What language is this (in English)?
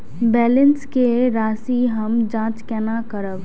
Maithili